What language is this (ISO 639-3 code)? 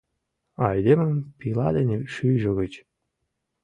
chm